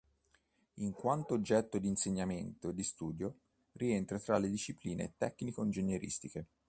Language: Italian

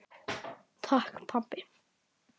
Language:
Icelandic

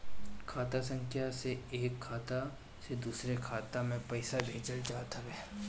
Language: Bhojpuri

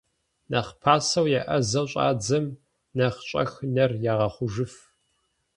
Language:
Kabardian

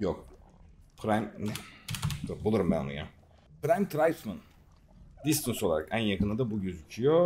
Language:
Turkish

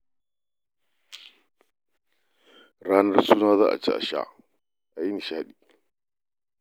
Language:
Hausa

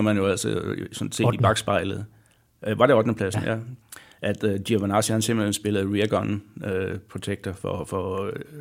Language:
Danish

